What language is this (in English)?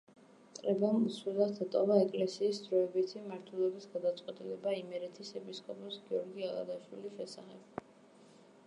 Georgian